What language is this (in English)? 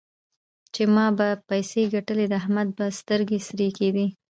Pashto